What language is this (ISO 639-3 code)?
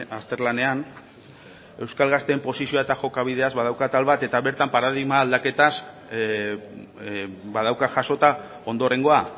eus